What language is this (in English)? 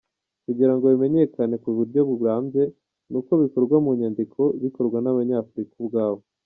Kinyarwanda